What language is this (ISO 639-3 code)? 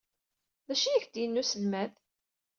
kab